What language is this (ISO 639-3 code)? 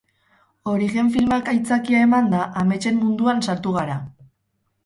eus